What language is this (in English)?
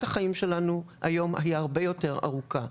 Hebrew